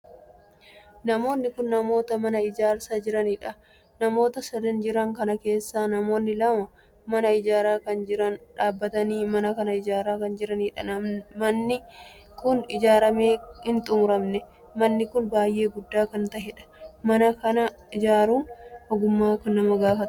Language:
Oromo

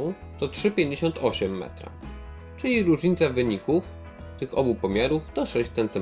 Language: Polish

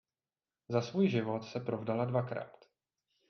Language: Czech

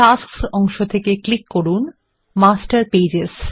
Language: Bangla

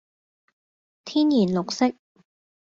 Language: Cantonese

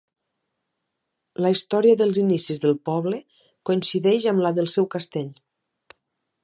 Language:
Catalan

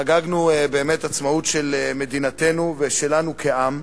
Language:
Hebrew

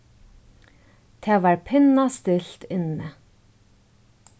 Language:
Faroese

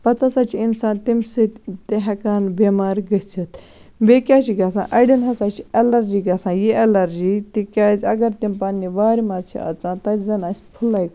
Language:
Kashmiri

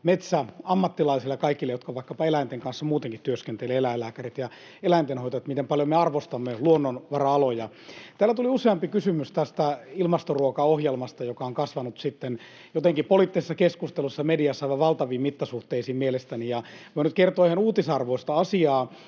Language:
Finnish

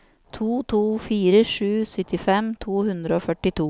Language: Norwegian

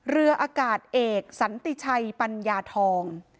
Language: Thai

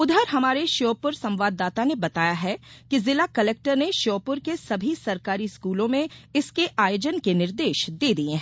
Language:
Hindi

